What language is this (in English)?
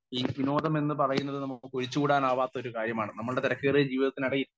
Malayalam